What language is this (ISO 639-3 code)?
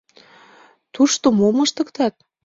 chm